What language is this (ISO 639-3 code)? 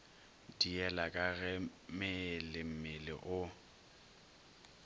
nso